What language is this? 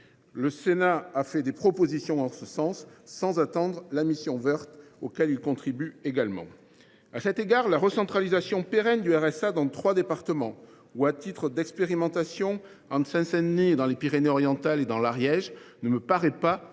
French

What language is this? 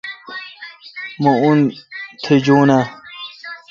Kalkoti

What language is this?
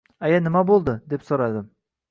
Uzbek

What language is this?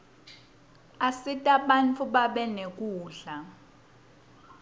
Swati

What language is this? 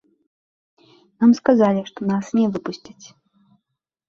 Belarusian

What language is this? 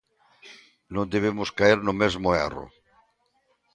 Galician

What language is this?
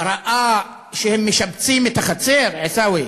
Hebrew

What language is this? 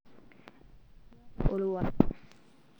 Masai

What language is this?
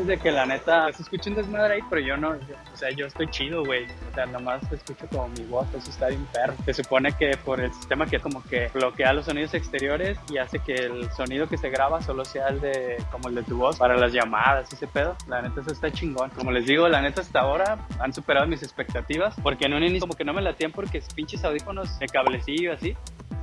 Spanish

